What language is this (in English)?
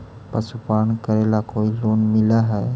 Magahi